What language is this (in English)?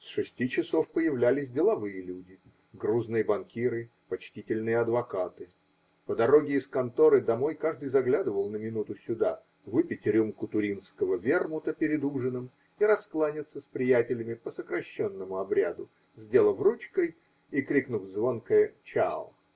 Russian